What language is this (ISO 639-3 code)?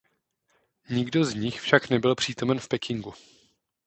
ces